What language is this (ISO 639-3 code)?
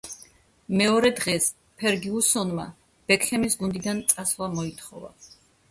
kat